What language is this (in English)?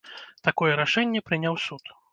Belarusian